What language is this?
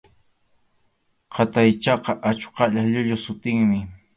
Arequipa-La Unión Quechua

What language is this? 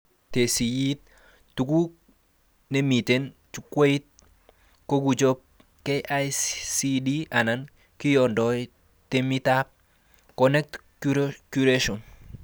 Kalenjin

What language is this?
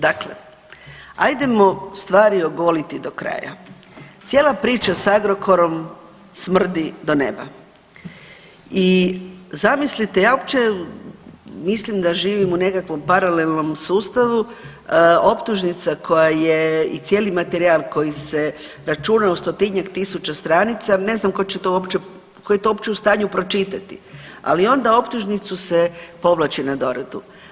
Croatian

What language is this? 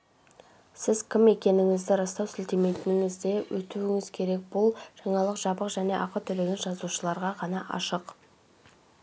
Kazakh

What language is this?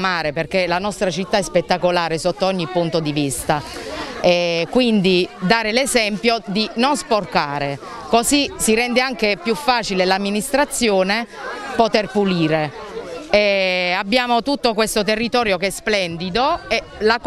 Italian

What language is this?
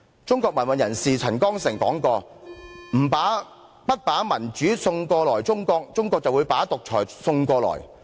Cantonese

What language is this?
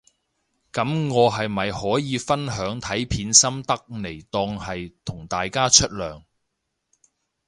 Cantonese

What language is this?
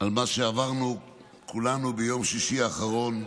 Hebrew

